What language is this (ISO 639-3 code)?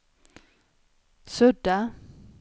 swe